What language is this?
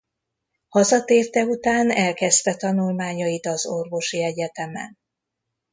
Hungarian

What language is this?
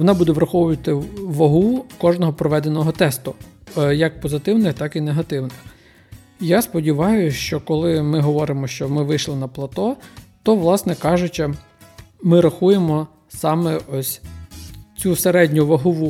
Ukrainian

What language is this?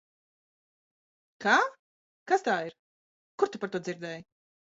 Latvian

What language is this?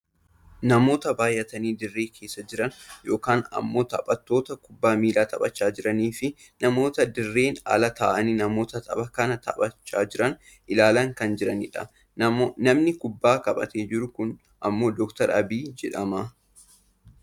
Oromo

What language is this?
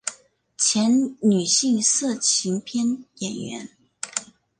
Chinese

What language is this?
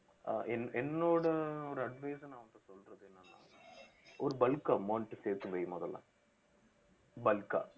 Tamil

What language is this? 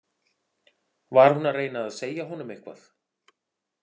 Icelandic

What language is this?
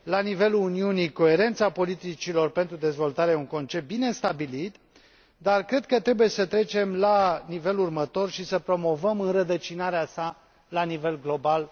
Romanian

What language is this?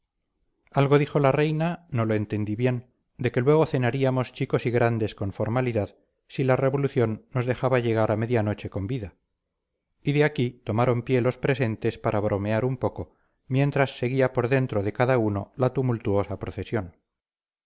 Spanish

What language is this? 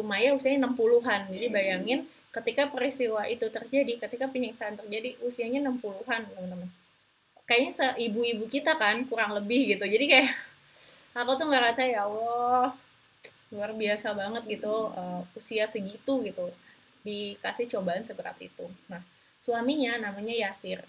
Indonesian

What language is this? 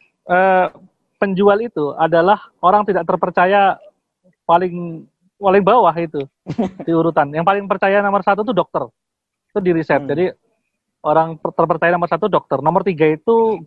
Indonesian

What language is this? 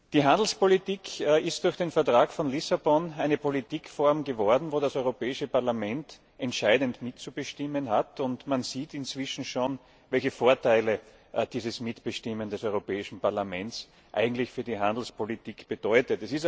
German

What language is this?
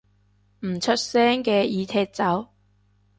Cantonese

